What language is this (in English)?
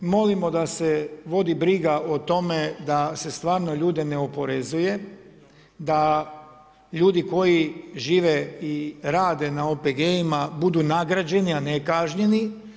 Croatian